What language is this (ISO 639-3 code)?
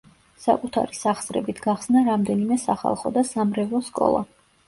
kat